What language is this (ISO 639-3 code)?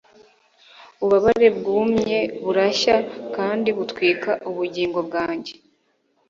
kin